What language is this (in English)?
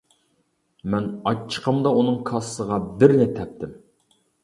Uyghur